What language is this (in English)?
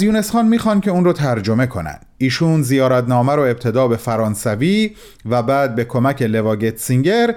Persian